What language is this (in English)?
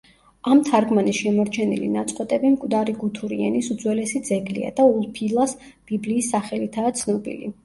Georgian